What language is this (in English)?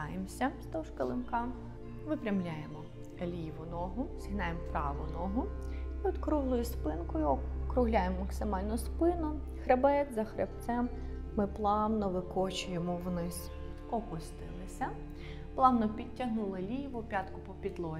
Ukrainian